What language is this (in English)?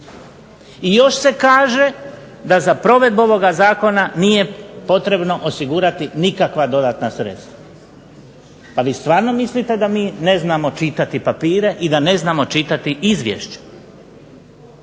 Croatian